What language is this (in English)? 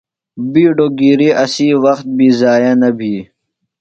Phalura